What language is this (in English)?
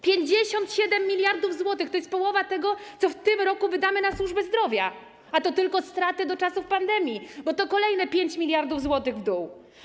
Polish